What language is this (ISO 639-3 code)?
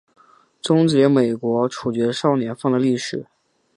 zho